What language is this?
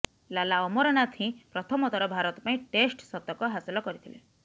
Odia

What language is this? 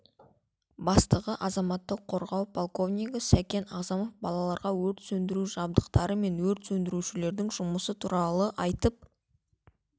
Kazakh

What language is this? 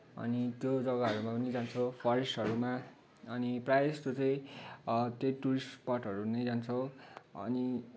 Nepali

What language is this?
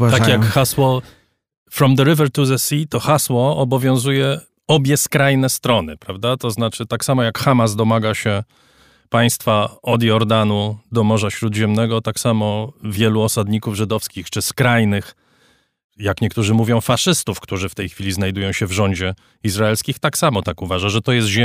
Polish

